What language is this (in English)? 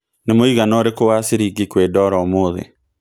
Kikuyu